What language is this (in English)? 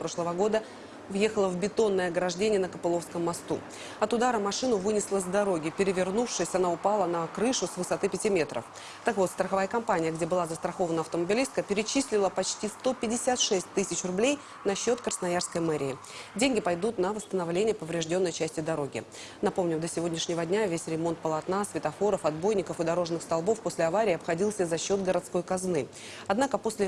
Russian